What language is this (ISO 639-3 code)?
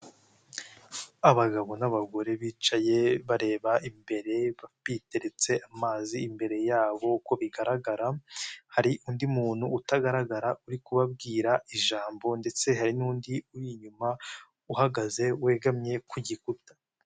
kin